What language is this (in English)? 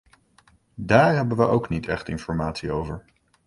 Dutch